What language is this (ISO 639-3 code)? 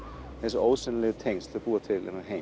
isl